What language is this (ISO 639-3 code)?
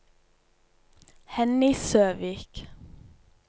nor